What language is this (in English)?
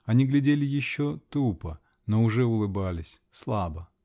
Russian